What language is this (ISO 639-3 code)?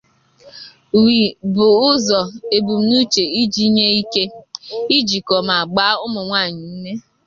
ibo